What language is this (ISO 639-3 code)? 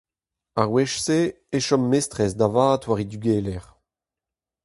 bre